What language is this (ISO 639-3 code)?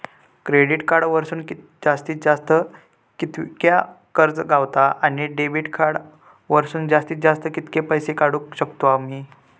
mar